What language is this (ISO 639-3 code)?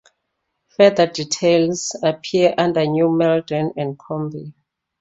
eng